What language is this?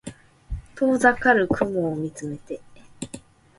Japanese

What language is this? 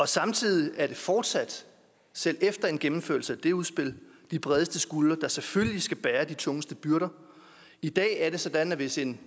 Danish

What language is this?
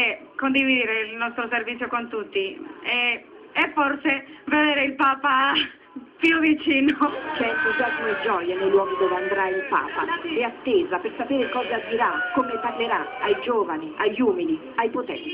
Italian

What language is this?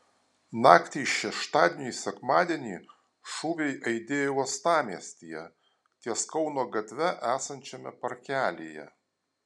Lithuanian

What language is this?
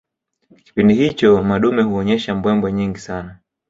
Swahili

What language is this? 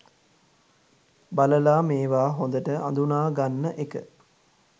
Sinhala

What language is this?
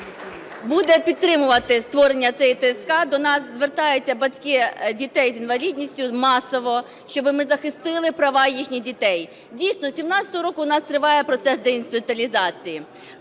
Ukrainian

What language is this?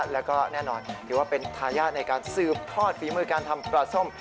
Thai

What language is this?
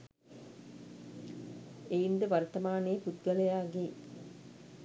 Sinhala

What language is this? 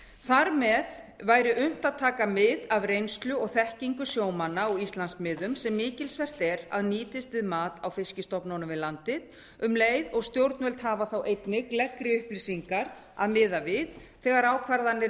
Icelandic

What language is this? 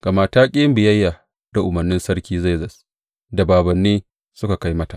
Hausa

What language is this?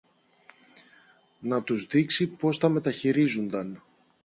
Greek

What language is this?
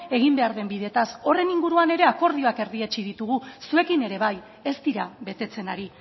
Basque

